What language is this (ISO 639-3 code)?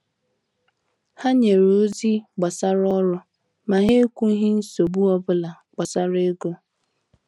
ibo